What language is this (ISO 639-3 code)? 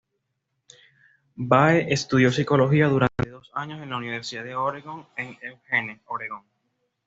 spa